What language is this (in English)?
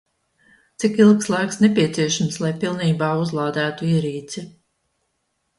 Latvian